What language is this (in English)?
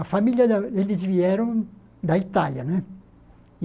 Portuguese